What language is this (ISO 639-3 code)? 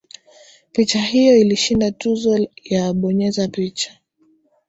swa